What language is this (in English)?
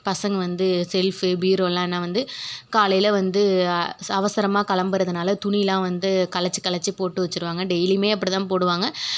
Tamil